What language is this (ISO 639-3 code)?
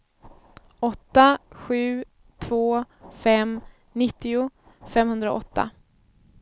swe